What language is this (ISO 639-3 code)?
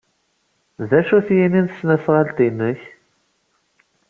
kab